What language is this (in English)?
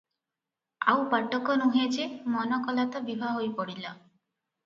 Odia